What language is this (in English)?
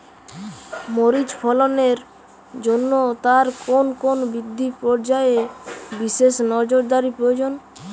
Bangla